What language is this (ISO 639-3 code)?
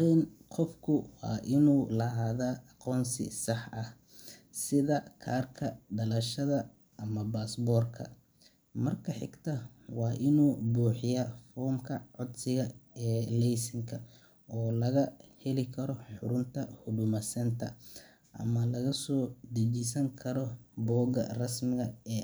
som